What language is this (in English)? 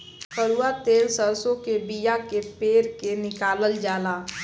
Bhojpuri